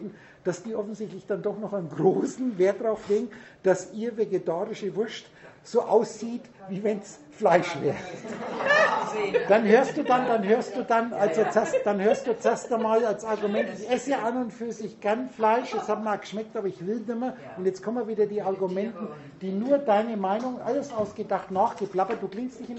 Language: German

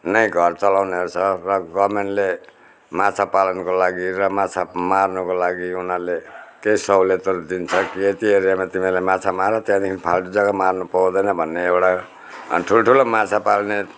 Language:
Nepali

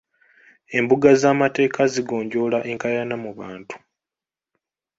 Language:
Ganda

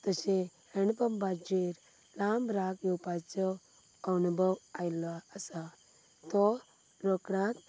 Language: Konkani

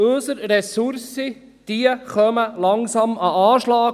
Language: Swiss German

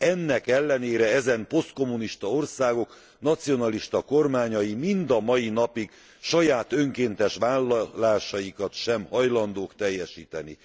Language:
Hungarian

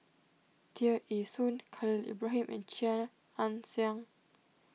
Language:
English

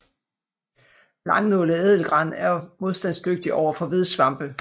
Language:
Danish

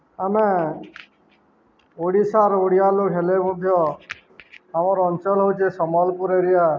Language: Odia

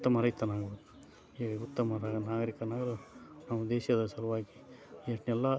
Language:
Kannada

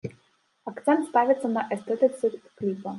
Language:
Belarusian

